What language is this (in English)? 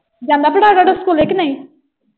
Punjabi